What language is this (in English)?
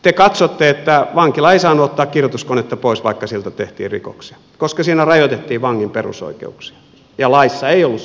Finnish